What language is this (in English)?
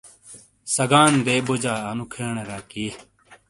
Shina